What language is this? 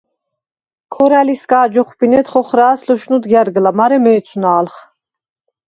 Svan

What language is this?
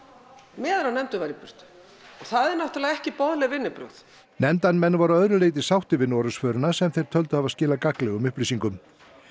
Icelandic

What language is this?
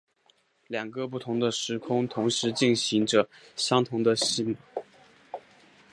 Chinese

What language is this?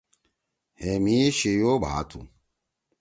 Torwali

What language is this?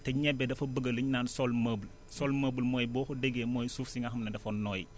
Wolof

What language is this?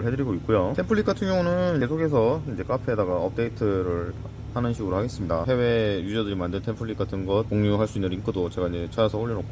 Korean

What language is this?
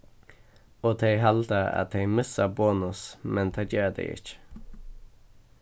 Faroese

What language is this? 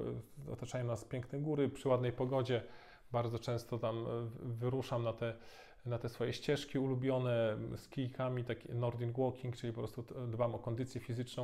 Polish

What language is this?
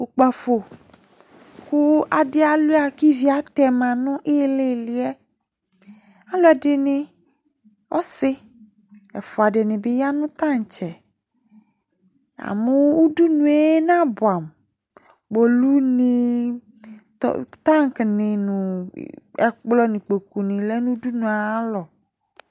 Ikposo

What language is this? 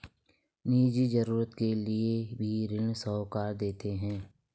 Hindi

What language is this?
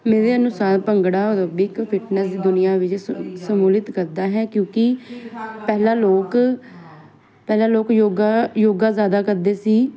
Punjabi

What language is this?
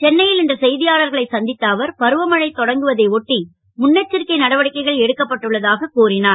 Tamil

